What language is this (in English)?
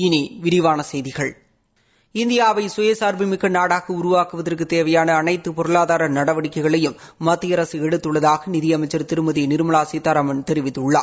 Tamil